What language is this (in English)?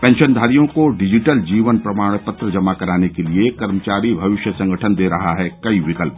Hindi